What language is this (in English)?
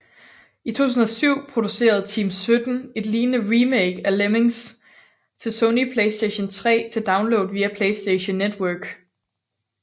Danish